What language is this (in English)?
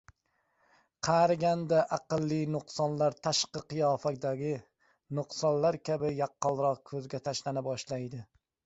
Uzbek